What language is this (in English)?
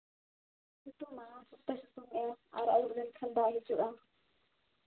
Santali